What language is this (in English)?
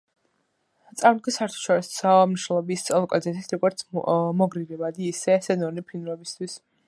Georgian